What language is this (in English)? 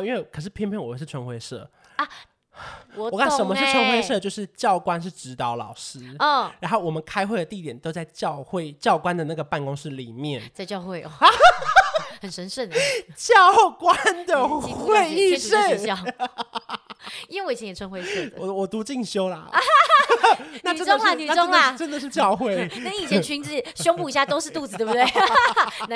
Chinese